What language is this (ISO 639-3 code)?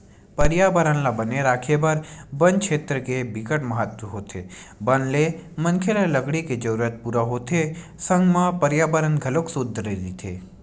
hne